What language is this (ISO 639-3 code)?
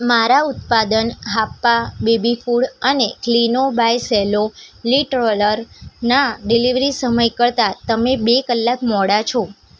guj